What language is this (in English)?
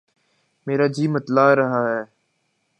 Urdu